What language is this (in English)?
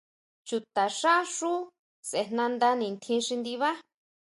Huautla Mazatec